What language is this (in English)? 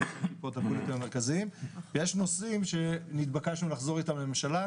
Hebrew